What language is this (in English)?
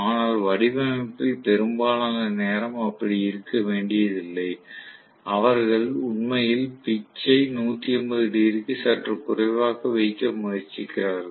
Tamil